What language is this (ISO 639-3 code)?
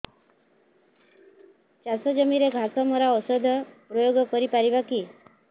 ori